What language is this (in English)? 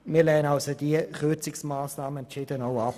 Swiss German